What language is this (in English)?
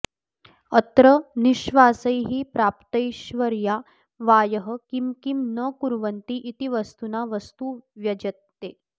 Sanskrit